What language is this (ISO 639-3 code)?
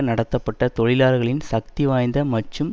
tam